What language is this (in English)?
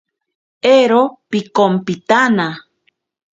Ashéninka Perené